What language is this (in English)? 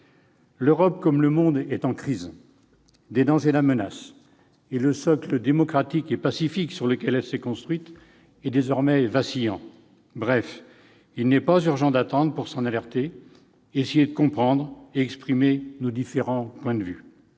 French